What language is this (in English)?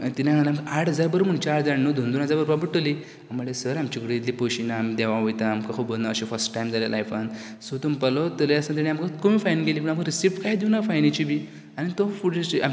Konkani